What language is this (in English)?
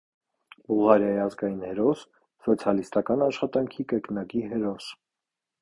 Armenian